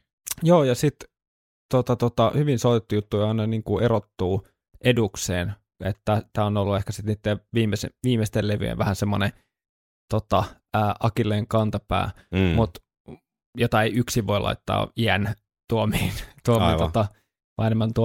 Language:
Finnish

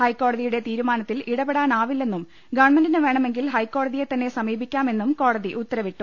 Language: Malayalam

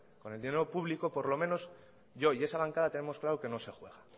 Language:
Spanish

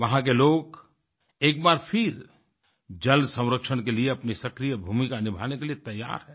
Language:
Hindi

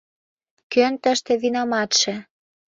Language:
Mari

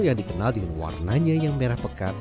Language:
Indonesian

